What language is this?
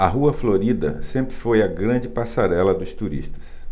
Portuguese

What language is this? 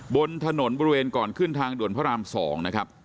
Thai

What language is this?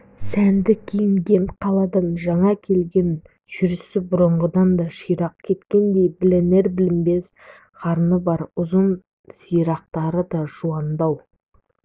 Kazakh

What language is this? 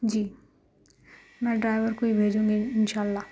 Urdu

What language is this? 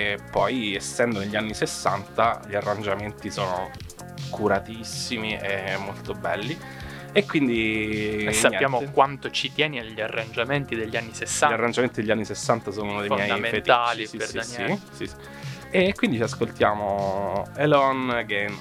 Italian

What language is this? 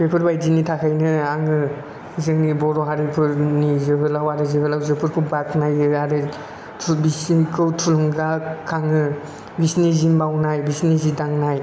Bodo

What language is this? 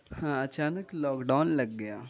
Urdu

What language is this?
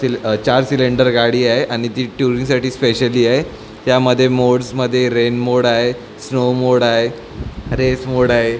Marathi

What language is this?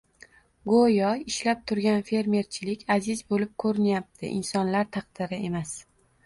Uzbek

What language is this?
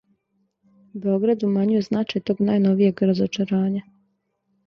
Serbian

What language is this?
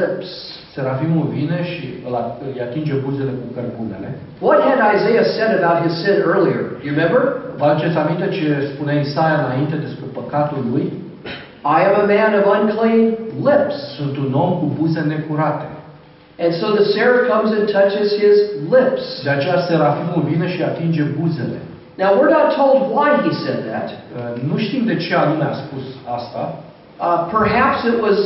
Romanian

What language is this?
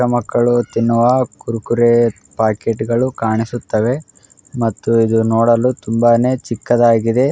Kannada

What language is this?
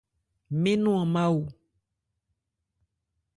Ebrié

